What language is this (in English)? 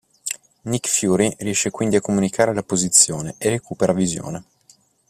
Italian